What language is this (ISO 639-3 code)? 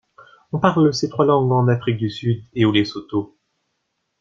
fra